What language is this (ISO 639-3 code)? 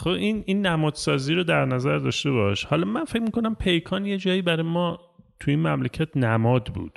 fas